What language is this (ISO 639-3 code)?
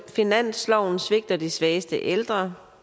dan